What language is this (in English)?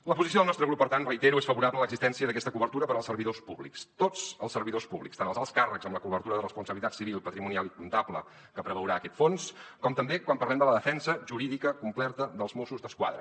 Catalan